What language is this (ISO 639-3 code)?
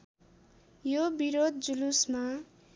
nep